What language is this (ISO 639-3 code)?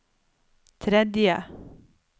nor